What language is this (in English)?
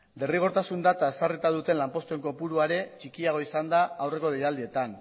Basque